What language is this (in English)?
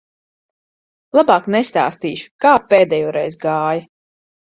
Latvian